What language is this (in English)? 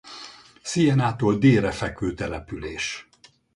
Hungarian